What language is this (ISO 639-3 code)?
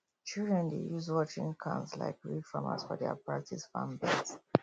pcm